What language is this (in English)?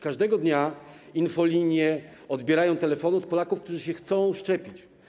Polish